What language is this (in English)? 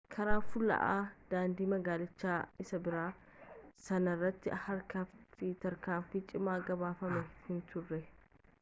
Oromo